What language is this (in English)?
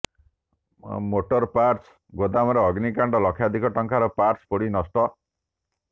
Odia